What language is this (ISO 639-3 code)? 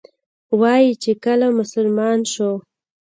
pus